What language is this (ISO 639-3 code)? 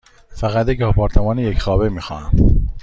fas